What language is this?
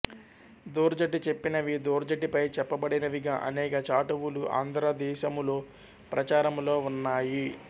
Telugu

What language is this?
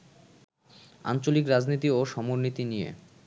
Bangla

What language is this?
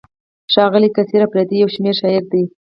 Pashto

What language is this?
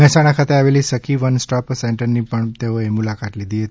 Gujarati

